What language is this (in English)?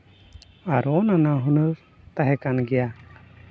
Santali